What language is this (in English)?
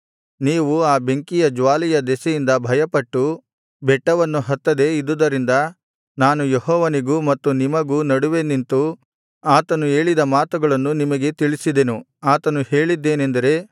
Kannada